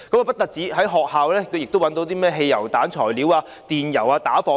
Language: Cantonese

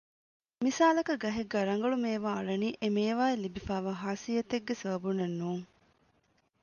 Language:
Divehi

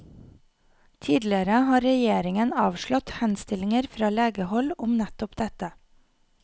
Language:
Norwegian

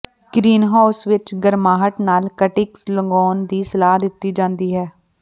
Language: Punjabi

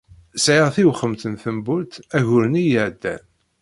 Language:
Kabyle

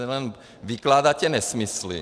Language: Czech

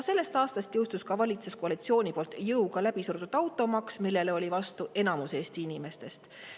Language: Estonian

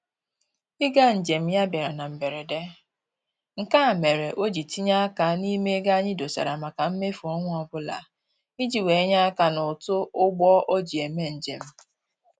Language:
Igbo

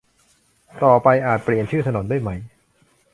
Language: Thai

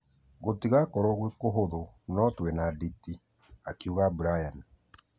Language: Kikuyu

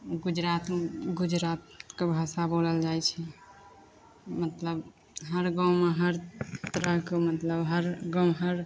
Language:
Maithili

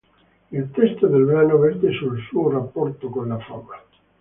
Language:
Italian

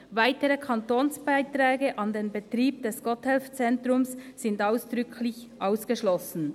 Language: Swiss German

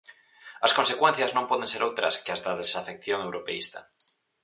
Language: Galician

